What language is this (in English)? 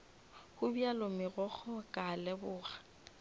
Northern Sotho